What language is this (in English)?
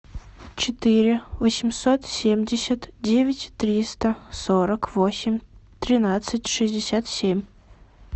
Russian